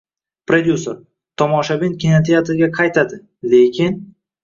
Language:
Uzbek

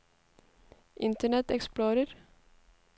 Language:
Norwegian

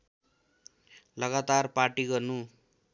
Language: Nepali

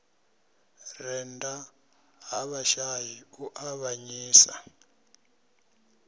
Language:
Venda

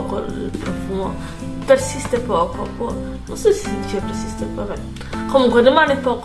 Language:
Italian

